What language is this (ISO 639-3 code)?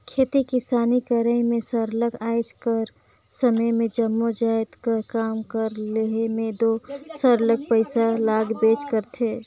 hne